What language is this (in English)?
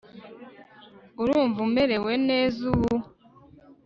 Kinyarwanda